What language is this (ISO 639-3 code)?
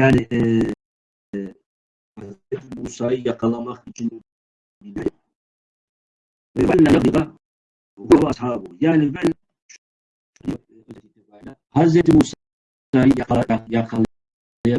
tur